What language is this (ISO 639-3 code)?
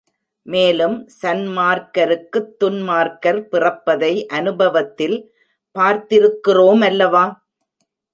tam